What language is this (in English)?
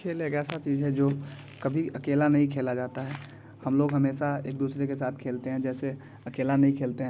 Hindi